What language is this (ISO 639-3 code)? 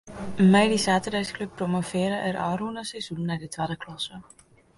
fry